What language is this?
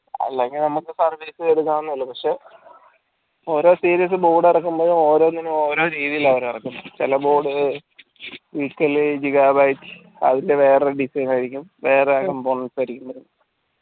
Malayalam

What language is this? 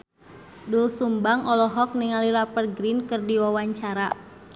Sundanese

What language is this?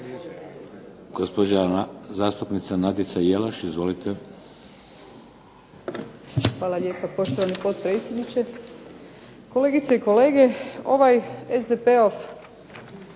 Croatian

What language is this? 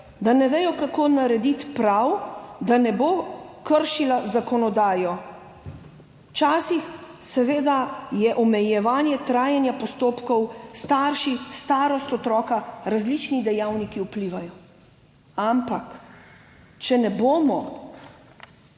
Slovenian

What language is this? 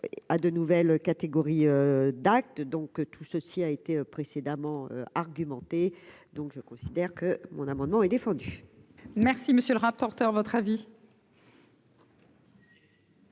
French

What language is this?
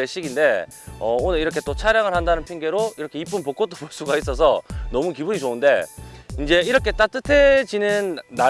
Korean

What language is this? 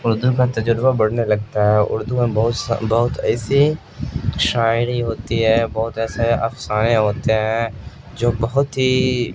Urdu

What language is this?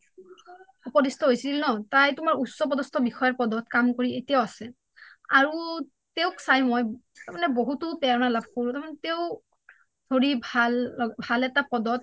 Assamese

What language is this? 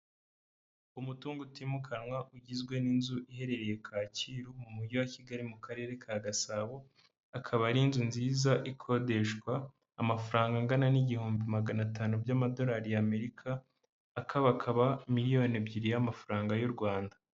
Kinyarwanda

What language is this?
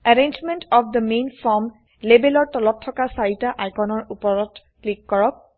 Assamese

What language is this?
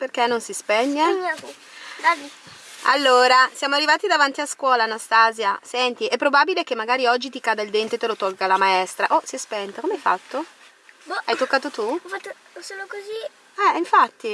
Italian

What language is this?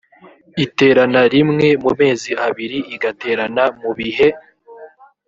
Kinyarwanda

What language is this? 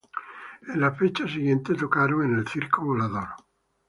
Spanish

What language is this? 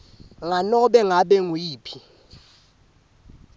Swati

